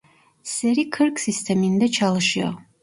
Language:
Turkish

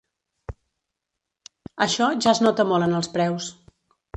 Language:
Catalan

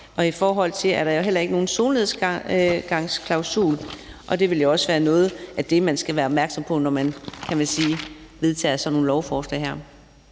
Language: Danish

